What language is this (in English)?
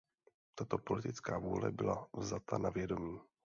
Czech